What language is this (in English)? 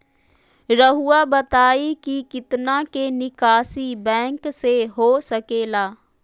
Magahi